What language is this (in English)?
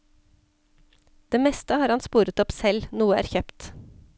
Norwegian